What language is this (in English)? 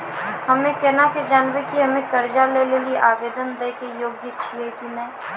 Maithili